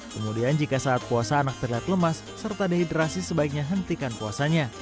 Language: Indonesian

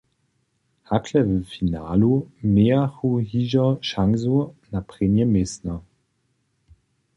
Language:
Upper Sorbian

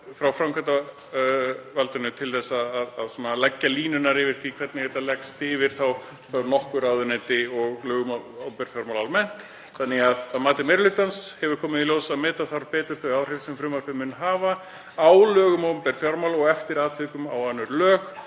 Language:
Icelandic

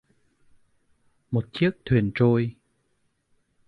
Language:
Vietnamese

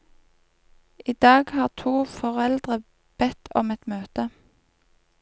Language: Norwegian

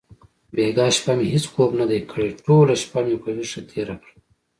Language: Pashto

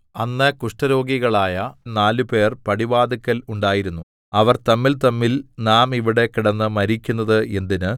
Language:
Malayalam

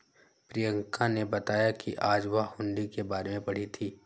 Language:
Hindi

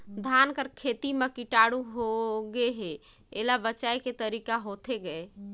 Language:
Chhattisgarhi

